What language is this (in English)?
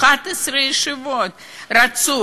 Hebrew